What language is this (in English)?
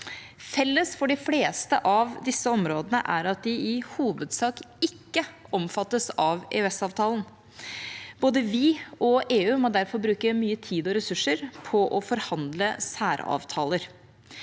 Norwegian